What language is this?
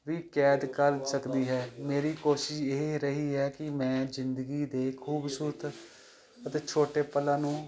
Punjabi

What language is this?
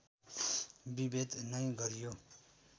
Nepali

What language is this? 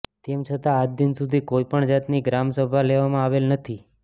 Gujarati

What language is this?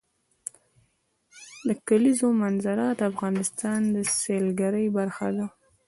Pashto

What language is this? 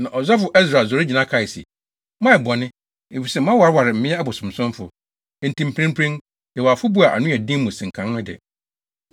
Akan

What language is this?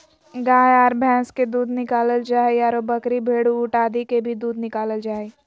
Magahi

